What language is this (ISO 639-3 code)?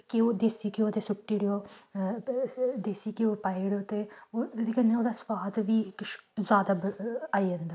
doi